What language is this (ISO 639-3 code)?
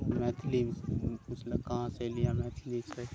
mai